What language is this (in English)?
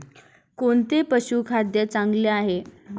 Marathi